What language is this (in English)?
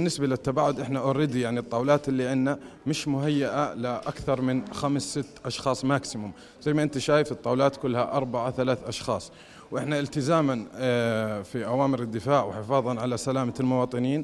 Arabic